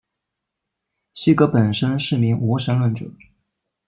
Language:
Chinese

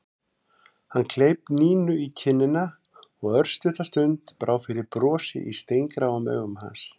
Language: Icelandic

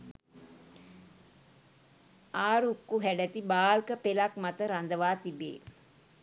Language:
Sinhala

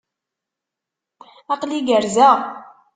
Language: Kabyle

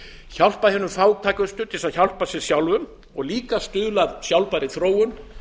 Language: Icelandic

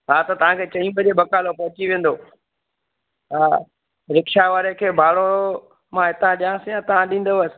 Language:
Sindhi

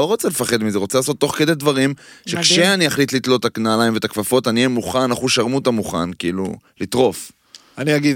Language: Hebrew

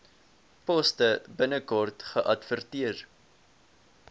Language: Afrikaans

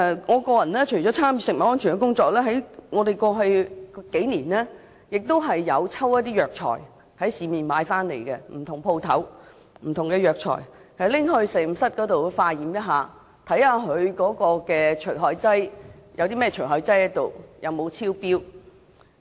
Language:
Cantonese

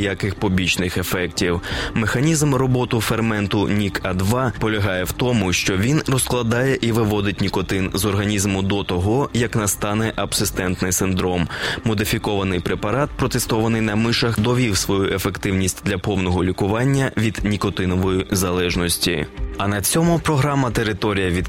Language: Ukrainian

